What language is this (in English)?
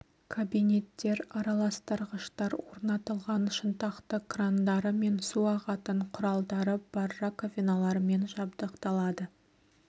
Kazakh